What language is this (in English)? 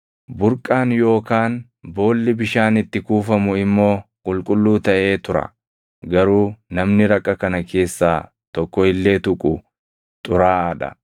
Oromo